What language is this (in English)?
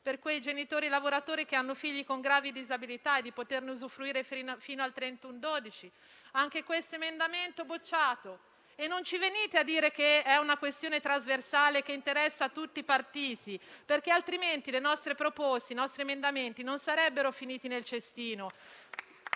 Italian